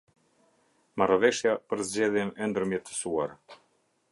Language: Albanian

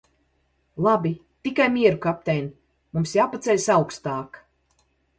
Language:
Latvian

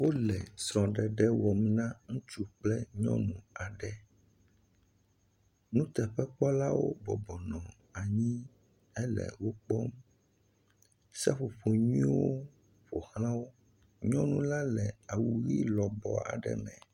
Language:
Ewe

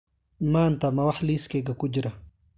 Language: Somali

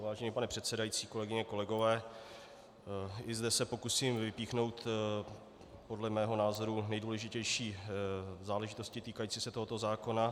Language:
Czech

